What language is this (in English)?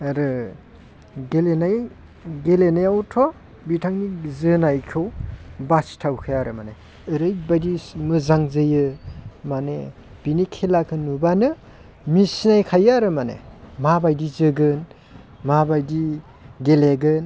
Bodo